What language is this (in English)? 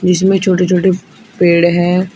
Hindi